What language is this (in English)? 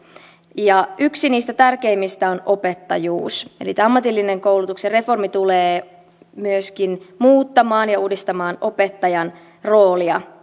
Finnish